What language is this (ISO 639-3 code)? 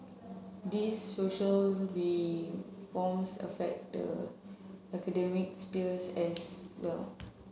eng